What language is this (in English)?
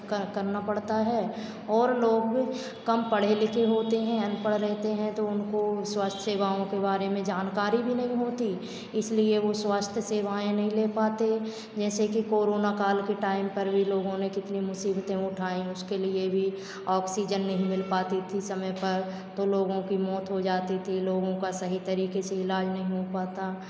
Hindi